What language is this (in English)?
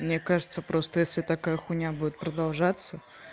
Russian